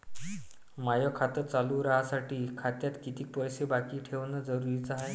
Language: Marathi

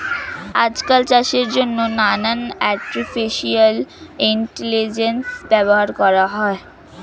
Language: Bangla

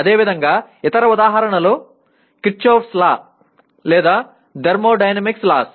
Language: Telugu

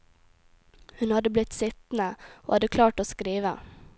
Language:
Norwegian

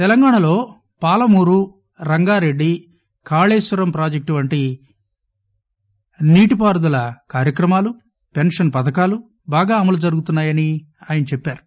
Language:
Telugu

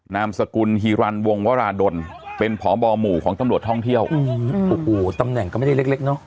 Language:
Thai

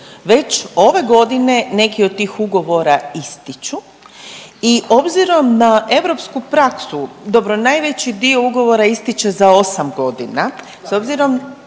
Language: Croatian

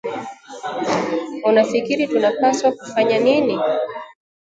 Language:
Swahili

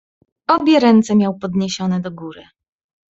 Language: Polish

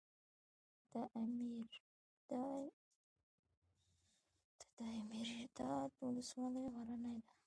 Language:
Pashto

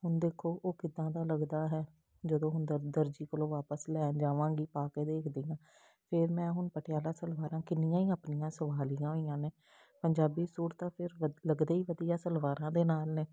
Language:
Punjabi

